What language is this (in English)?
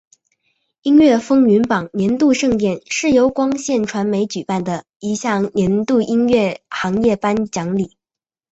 Chinese